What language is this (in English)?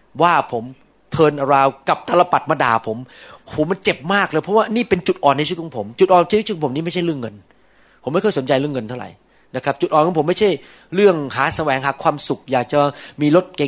Thai